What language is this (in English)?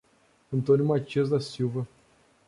Portuguese